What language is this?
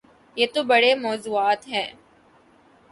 Urdu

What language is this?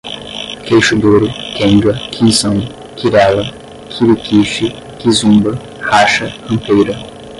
Portuguese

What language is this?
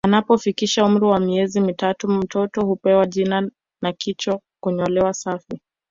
Swahili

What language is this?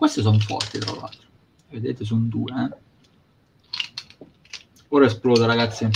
Italian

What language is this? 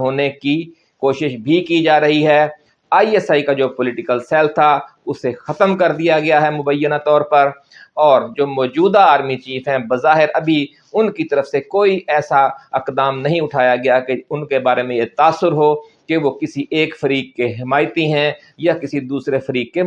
Urdu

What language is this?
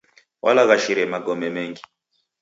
Taita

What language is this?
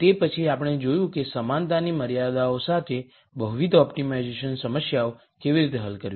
Gujarati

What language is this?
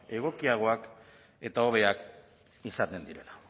Basque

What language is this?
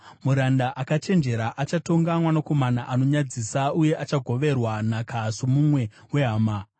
Shona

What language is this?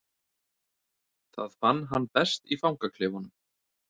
Icelandic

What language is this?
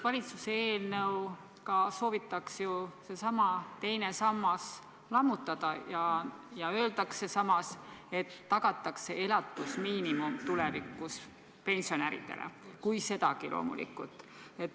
Estonian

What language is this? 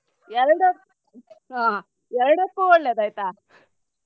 Kannada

